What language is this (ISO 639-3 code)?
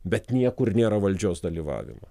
lit